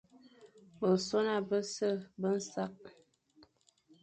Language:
Fang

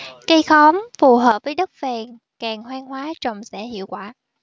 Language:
Vietnamese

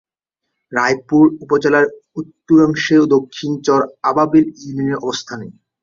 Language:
Bangla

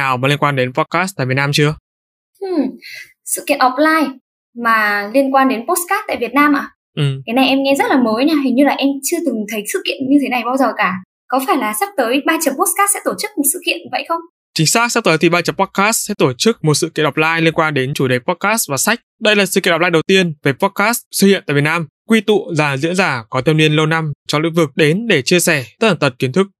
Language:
Vietnamese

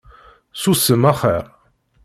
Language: Kabyle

